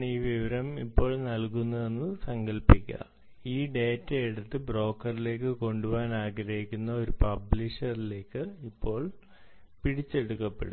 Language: Malayalam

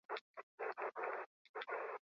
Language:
Basque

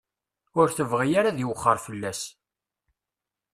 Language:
Kabyle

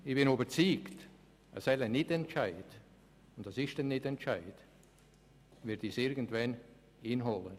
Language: Swiss German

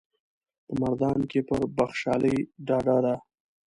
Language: Pashto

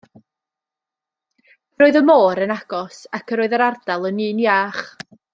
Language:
Welsh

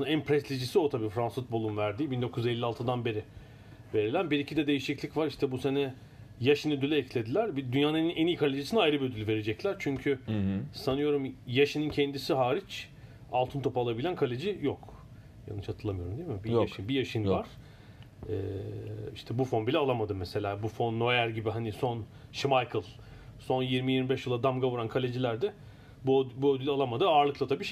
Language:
Turkish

